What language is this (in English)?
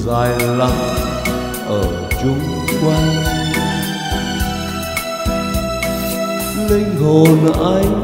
Vietnamese